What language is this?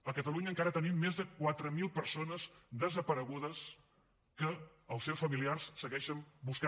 Catalan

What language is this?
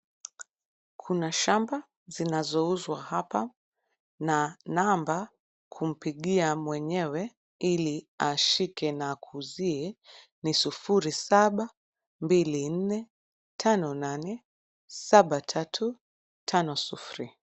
Swahili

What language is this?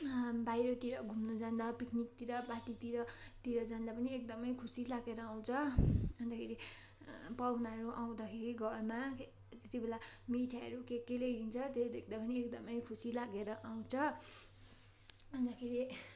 Nepali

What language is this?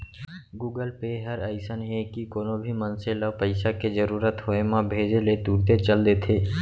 Chhattisgarhi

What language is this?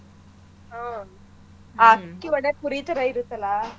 Kannada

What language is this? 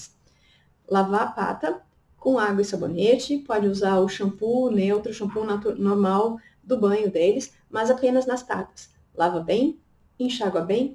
Portuguese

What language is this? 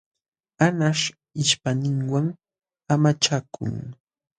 Jauja Wanca Quechua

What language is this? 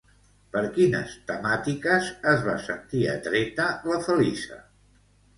Catalan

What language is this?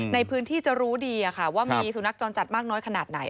Thai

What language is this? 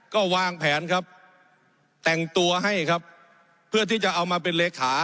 Thai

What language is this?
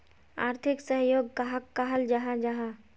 Magahi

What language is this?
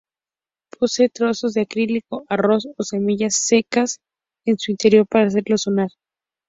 Spanish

